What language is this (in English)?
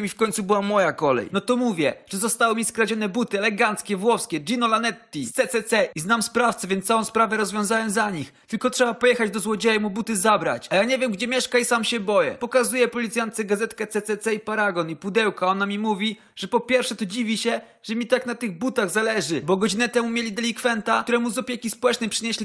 Polish